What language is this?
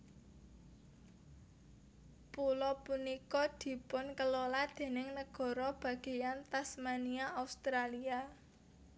Javanese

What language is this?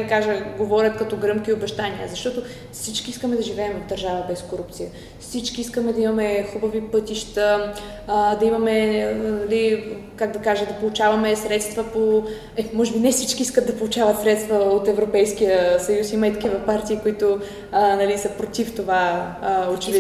Bulgarian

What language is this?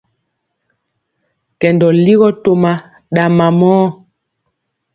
Mpiemo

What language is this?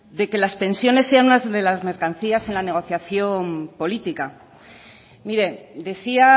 Spanish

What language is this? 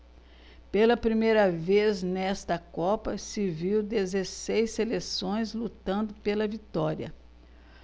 Portuguese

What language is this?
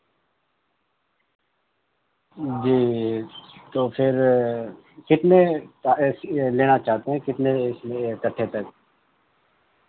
Urdu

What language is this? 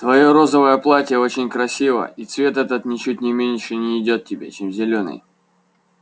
Russian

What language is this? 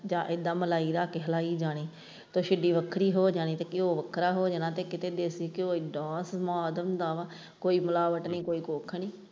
Punjabi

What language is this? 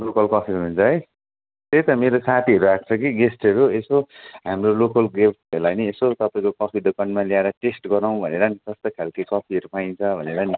Nepali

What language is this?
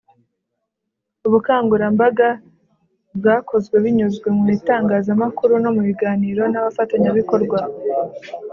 Kinyarwanda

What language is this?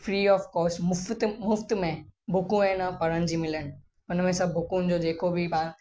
Sindhi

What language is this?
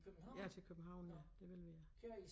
Danish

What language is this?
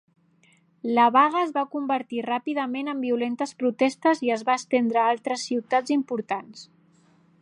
Catalan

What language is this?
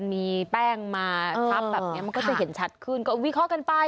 Thai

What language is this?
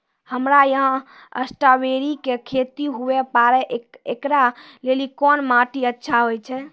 Maithili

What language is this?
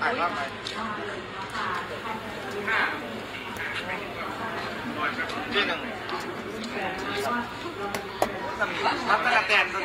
Thai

